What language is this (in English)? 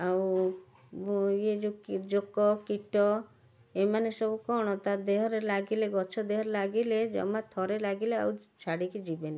Odia